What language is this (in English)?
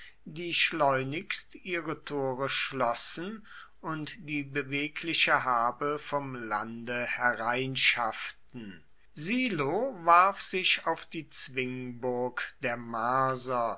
German